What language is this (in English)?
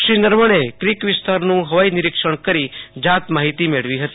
Gujarati